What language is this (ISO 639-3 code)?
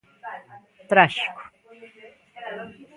glg